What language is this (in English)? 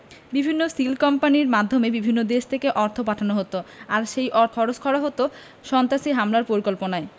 Bangla